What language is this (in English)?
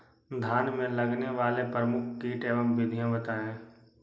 Magahi